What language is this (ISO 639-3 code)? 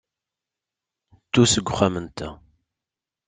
kab